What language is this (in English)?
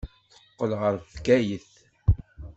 Kabyle